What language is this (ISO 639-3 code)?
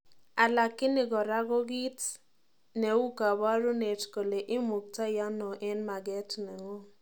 kln